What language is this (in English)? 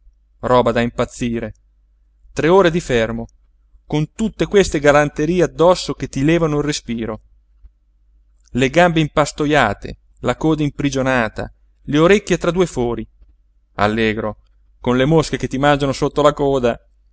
Italian